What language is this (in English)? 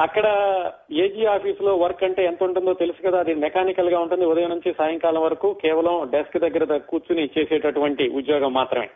Telugu